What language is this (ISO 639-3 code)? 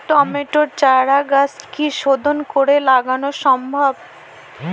ben